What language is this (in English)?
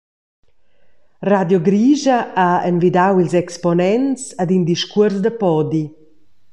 Romansh